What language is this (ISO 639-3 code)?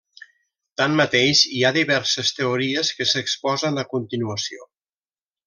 cat